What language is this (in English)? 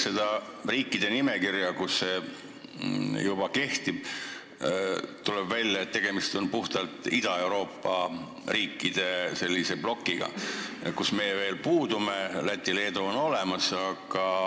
Estonian